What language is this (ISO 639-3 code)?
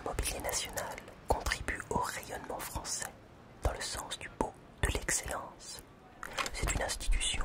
fra